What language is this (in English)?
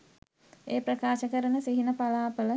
Sinhala